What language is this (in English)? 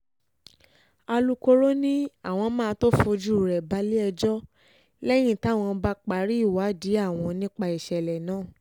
Yoruba